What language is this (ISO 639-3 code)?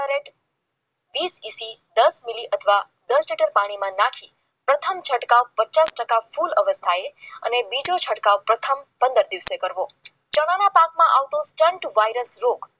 guj